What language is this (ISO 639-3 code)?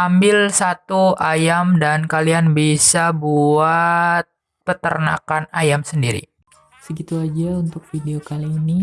ind